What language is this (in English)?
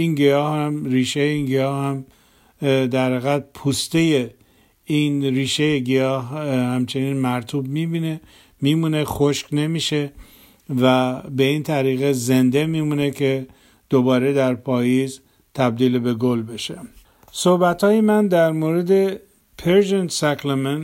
Persian